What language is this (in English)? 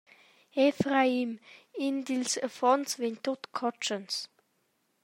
Romansh